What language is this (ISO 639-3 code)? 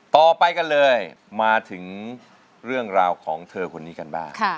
tha